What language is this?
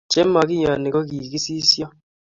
Kalenjin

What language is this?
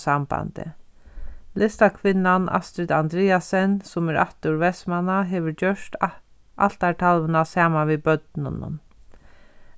Faroese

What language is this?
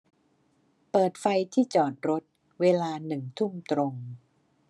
Thai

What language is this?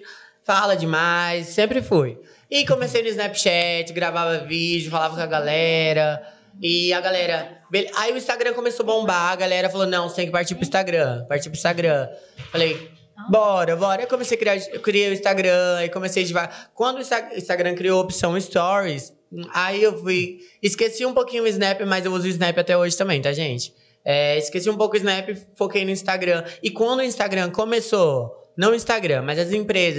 Portuguese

